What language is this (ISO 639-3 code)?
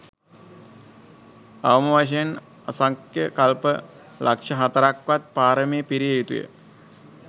sin